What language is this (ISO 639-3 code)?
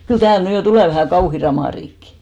fin